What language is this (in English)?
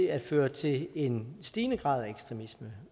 Danish